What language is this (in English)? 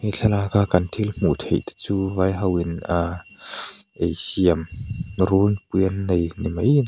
Mizo